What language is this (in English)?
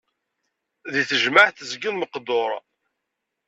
Kabyle